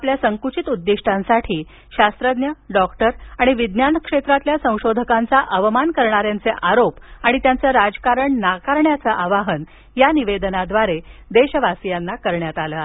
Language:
Marathi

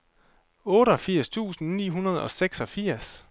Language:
Danish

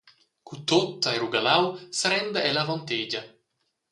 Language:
Romansh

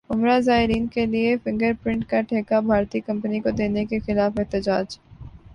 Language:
Urdu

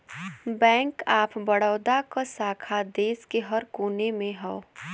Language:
Bhojpuri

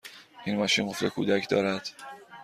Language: Persian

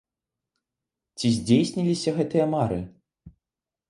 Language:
Belarusian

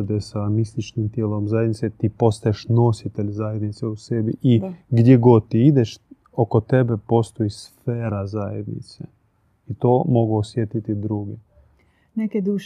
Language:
Croatian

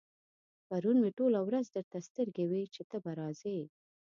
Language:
Pashto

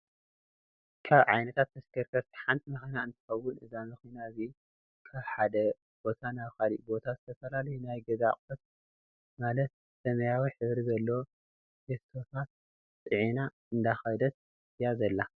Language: Tigrinya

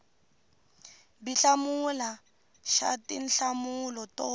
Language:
Tsonga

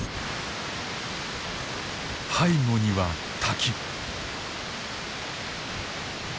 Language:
Japanese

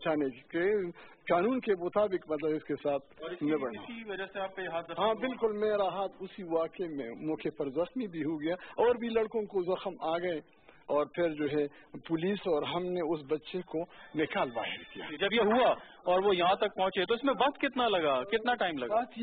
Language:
Hindi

